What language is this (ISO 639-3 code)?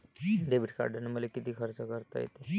mar